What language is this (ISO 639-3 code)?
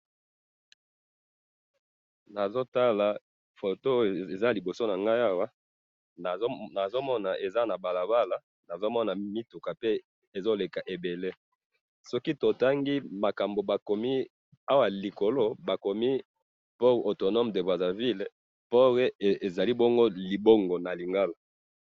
lin